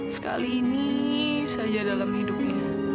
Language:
Indonesian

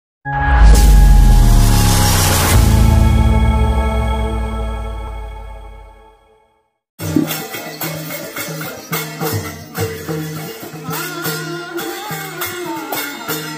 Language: Arabic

